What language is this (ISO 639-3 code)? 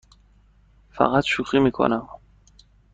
fas